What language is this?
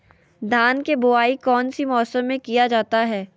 Magahi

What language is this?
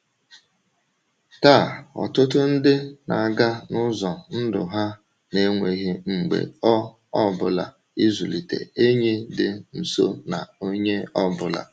Igbo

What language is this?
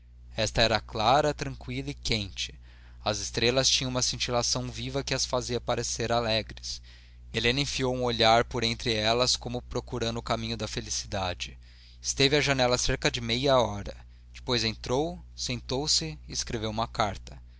Portuguese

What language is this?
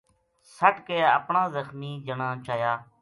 Gujari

